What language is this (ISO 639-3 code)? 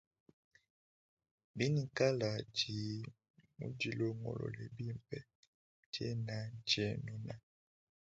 lua